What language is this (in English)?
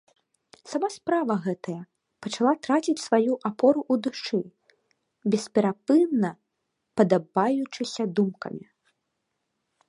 Belarusian